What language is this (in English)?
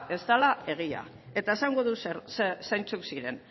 Basque